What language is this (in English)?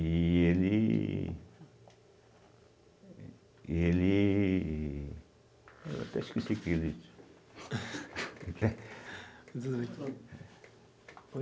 Portuguese